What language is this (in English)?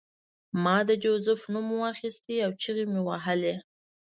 Pashto